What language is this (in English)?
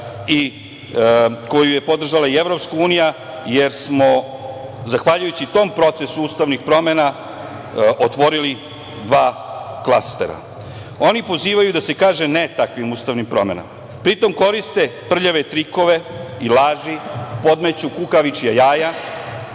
Serbian